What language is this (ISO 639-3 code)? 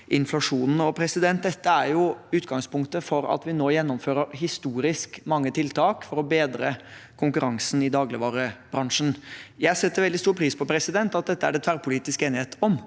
nor